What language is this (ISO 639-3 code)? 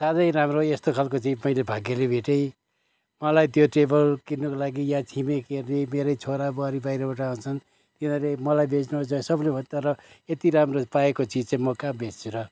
nep